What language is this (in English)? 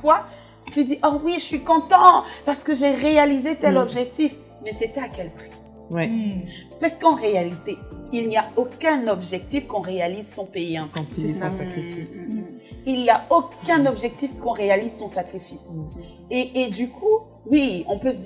French